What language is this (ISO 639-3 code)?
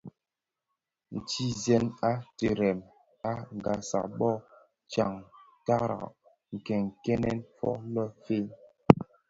ksf